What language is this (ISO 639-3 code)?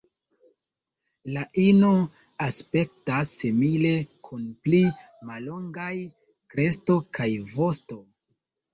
epo